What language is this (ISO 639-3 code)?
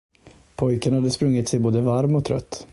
swe